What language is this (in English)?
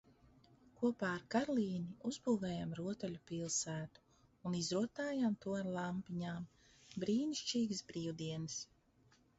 Latvian